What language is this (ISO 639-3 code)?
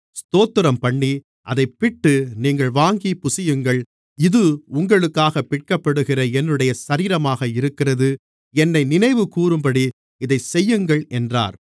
tam